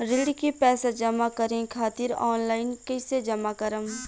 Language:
Bhojpuri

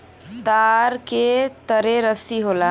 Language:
Bhojpuri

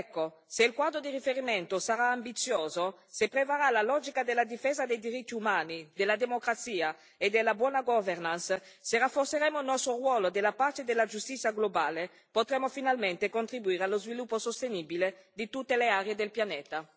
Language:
Italian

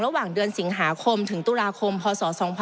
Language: Thai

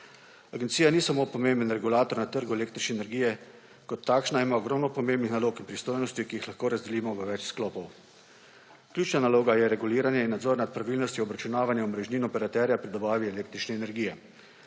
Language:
Slovenian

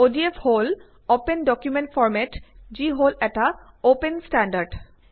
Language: Assamese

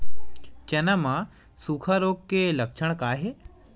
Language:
Chhattisgarhi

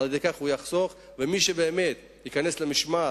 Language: Hebrew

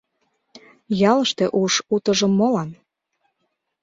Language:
Mari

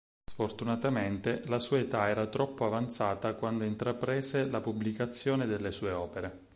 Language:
Italian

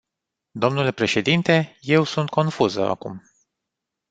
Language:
Romanian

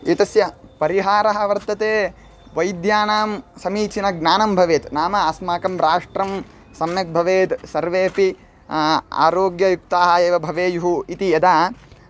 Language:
Sanskrit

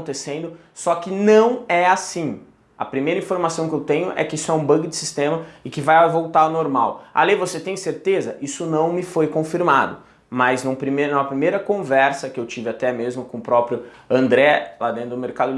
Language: Portuguese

